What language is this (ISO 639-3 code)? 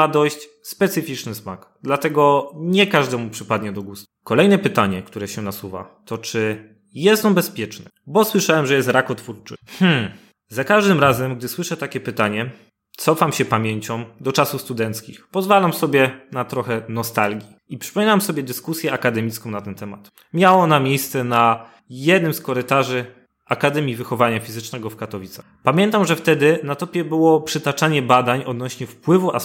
pol